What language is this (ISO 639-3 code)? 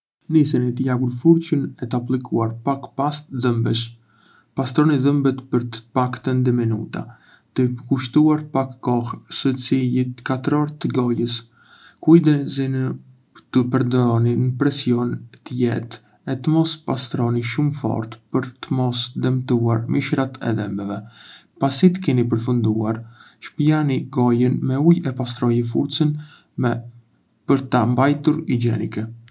aae